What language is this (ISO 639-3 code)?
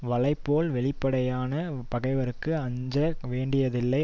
tam